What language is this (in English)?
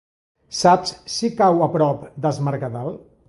Catalan